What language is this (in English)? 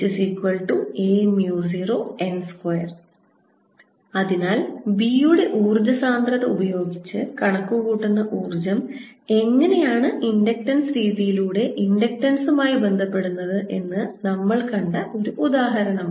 Malayalam